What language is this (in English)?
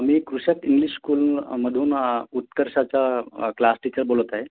Marathi